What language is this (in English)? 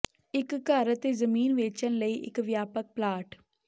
Punjabi